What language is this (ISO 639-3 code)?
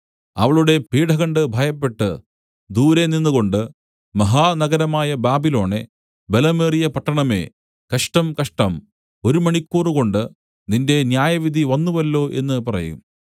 mal